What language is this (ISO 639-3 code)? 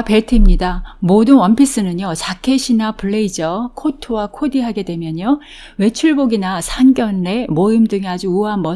kor